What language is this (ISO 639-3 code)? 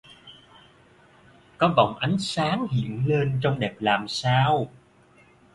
vie